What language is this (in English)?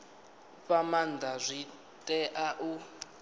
Venda